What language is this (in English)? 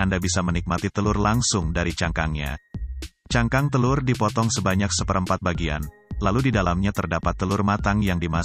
Indonesian